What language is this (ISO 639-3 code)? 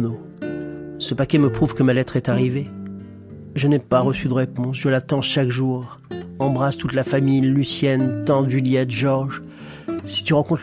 fra